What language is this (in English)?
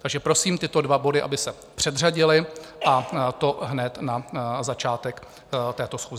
Czech